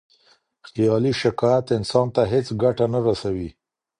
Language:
Pashto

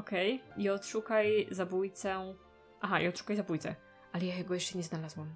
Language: Polish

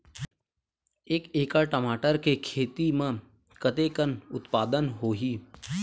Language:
Chhattisgarhi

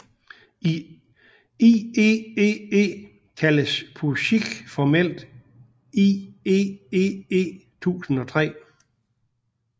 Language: Danish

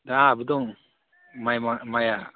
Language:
Bodo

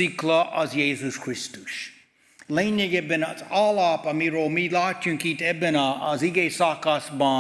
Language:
Hungarian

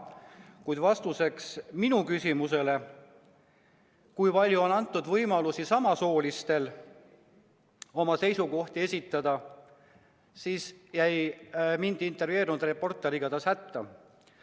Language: Estonian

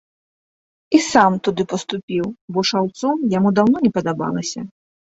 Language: Belarusian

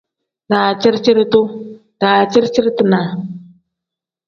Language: Tem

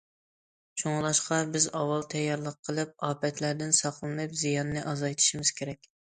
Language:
Uyghur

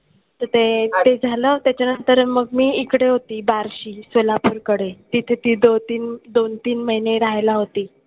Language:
Marathi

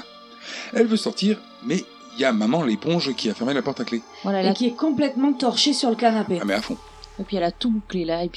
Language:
French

